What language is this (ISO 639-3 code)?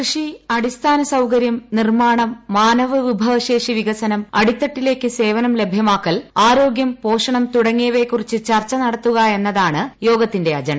mal